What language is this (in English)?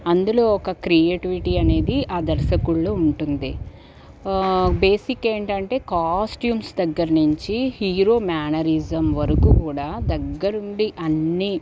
Telugu